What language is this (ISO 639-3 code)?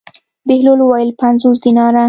pus